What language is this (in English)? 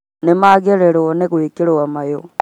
Kikuyu